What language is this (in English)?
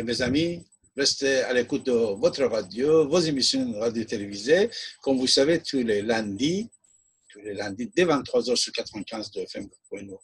French